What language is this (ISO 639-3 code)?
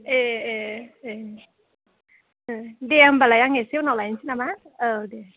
brx